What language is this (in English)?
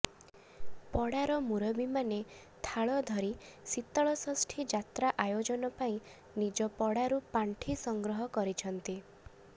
Odia